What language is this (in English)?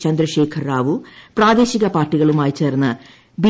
Malayalam